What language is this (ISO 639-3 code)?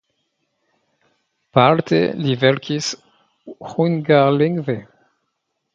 epo